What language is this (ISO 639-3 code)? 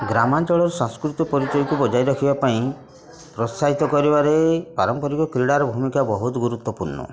ori